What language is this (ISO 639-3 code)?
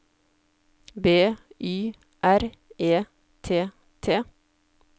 nor